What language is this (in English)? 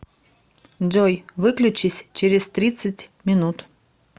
Russian